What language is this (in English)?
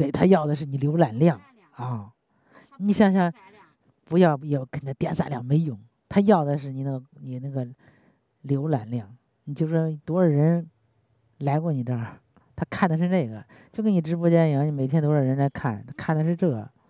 Chinese